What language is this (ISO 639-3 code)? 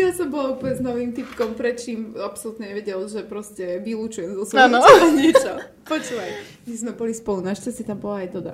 slk